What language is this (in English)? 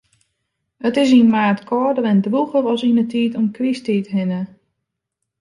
Western Frisian